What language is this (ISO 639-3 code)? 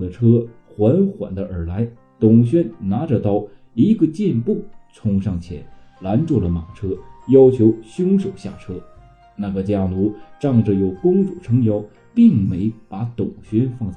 zho